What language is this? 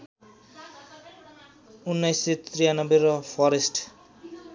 Nepali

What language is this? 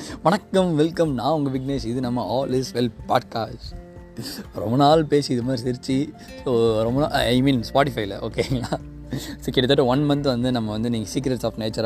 Tamil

